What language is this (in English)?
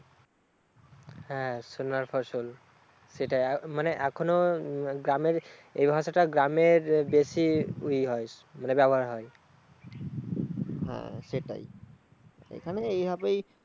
Bangla